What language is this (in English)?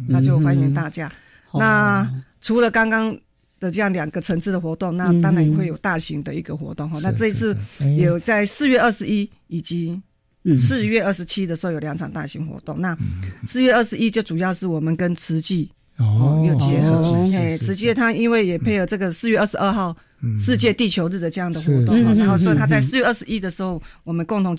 Chinese